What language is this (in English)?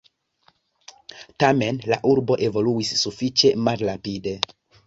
Esperanto